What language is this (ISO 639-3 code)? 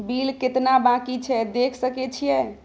mai